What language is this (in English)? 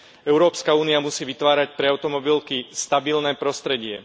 Slovak